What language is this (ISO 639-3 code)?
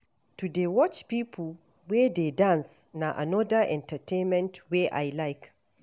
pcm